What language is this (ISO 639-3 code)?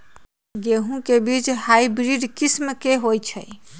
mag